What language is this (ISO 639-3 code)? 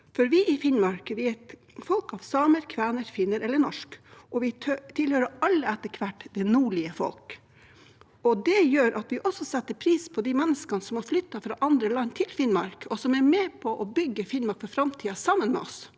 nor